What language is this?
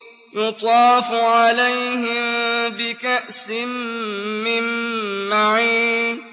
Arabic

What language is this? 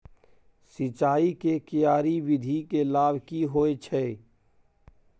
Maithili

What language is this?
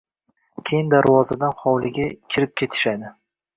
Uzbek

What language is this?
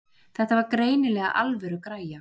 Icelandic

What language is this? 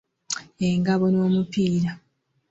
Ganda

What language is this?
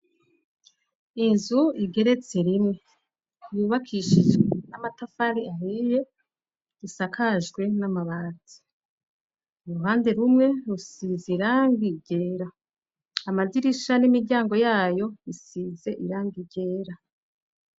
Rundi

